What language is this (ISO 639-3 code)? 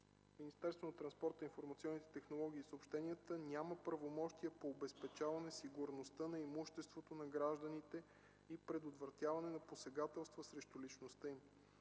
bul